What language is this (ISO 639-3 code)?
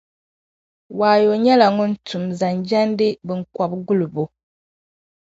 dag